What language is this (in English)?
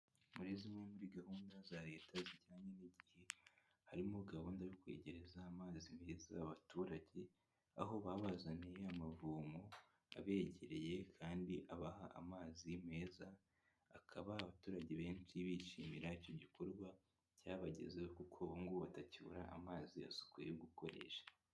Kinyarwanda